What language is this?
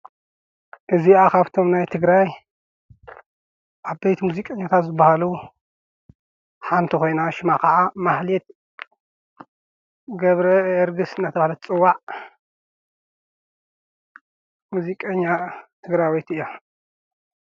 Tigrinya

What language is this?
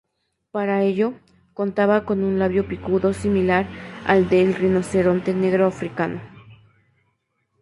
Spanish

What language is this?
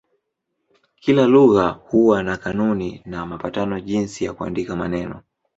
Swahili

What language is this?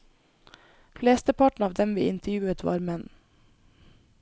Norwegian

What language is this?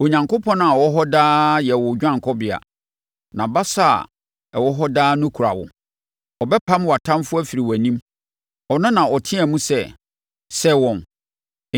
Akan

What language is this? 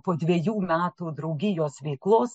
Lithuanian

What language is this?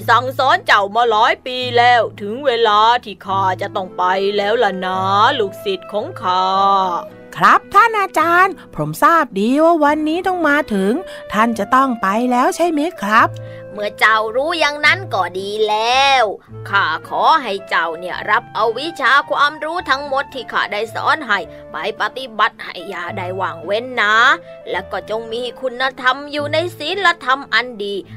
Thai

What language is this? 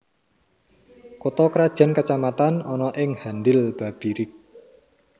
Javanese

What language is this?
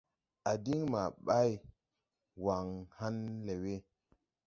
Tupuri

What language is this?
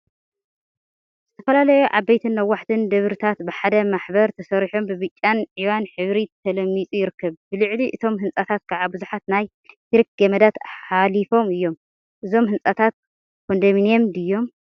Tigrinya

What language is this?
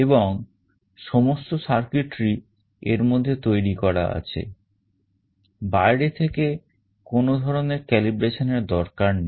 Bangla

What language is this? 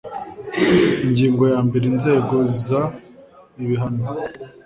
Kinyarwanda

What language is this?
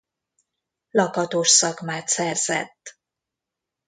Hungarian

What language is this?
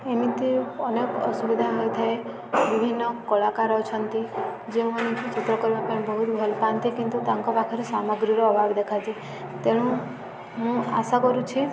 Odia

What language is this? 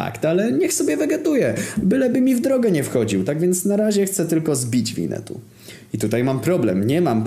Polish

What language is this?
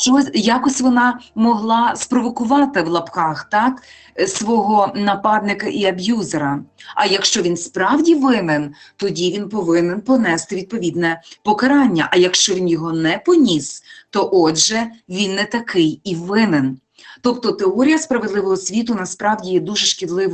Ukrainian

